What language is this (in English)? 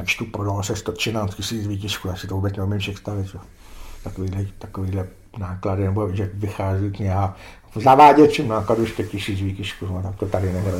Czech